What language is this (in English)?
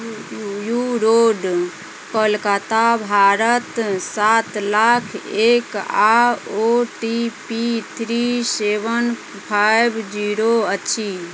Maithili